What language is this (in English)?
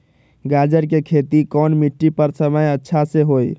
Magahi